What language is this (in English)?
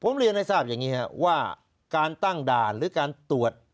Thai